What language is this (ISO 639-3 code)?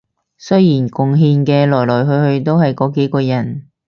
yue